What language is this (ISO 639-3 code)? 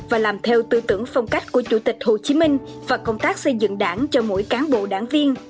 vie